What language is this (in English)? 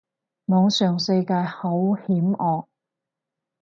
Cantonese